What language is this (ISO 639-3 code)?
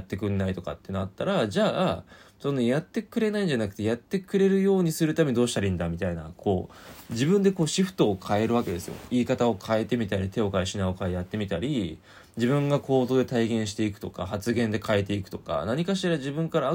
jpn